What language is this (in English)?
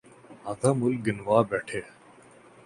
Urdu